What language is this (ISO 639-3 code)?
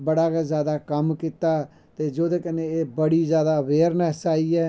doi